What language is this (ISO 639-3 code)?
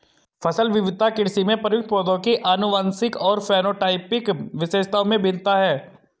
hin